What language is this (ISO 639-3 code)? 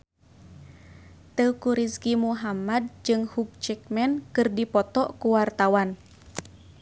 sun